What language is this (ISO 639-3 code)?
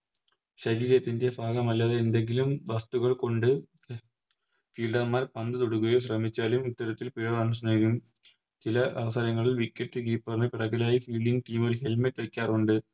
mal